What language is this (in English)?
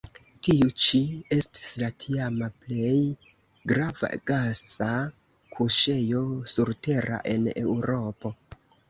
Esperanto